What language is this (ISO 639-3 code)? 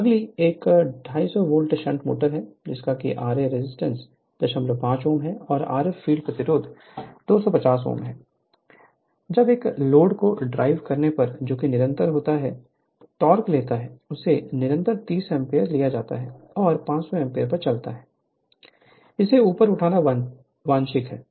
hin